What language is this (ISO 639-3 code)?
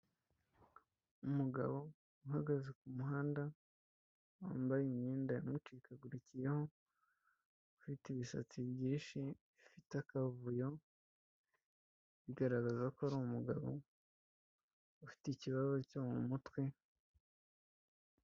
kin